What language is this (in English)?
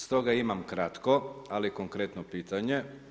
Croatian